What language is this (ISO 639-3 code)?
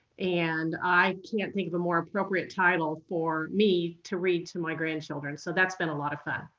eng